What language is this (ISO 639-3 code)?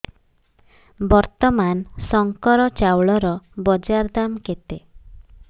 ori